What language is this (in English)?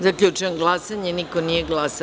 Serbian